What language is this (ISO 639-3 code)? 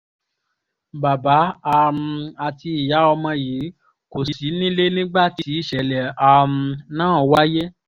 yor